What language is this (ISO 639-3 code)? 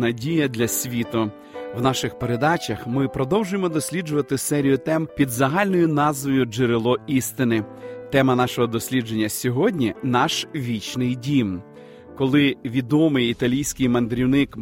ukr